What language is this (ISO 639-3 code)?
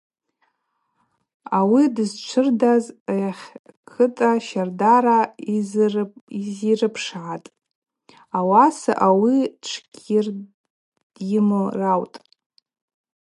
abq